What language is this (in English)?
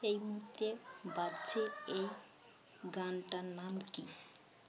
Bangla